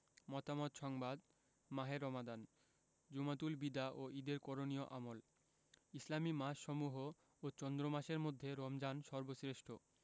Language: Bangla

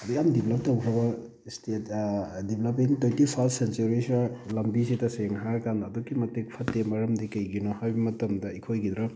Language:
Manipuri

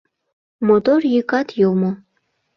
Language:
Mari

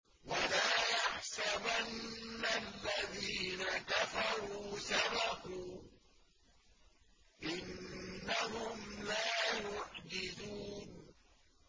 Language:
Arabic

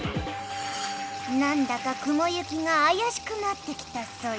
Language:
Japanese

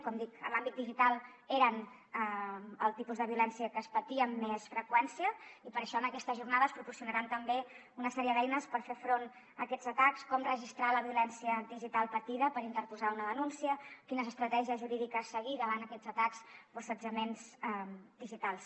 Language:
Catalan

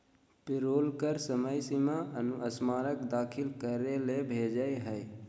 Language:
Magahi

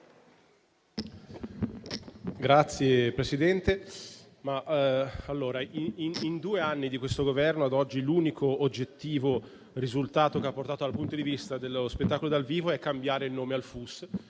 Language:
Italian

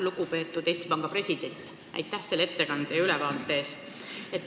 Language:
Estonian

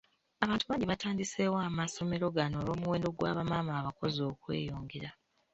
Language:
Ganda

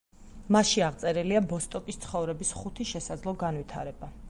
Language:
Georgian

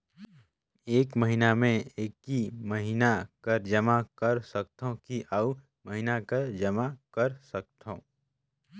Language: Chhattisgarhi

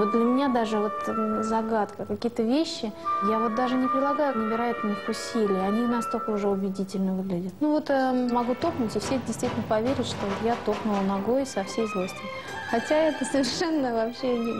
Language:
Russian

